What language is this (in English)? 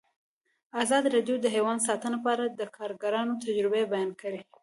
Pashto